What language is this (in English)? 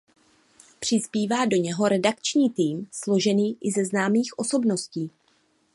Czech